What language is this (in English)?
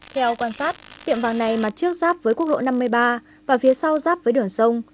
Vietnamese